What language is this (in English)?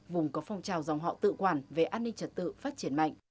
Vietnamese